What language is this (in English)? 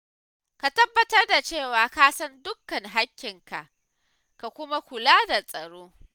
Hausa